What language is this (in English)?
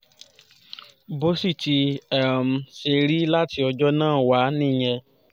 Yoruba